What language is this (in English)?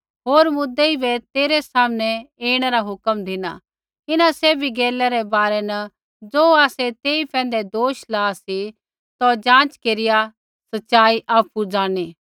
Kullu Pahari